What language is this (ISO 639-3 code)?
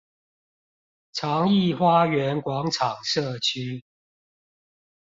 zho